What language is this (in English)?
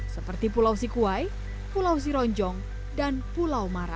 Indonesian